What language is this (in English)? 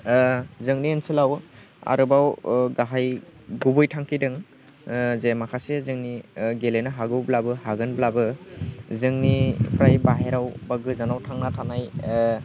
Bodo